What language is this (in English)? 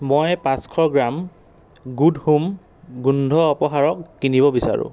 Assamese